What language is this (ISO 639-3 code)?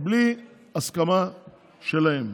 heb